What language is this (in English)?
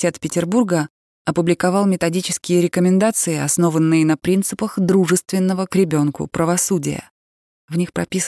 Russian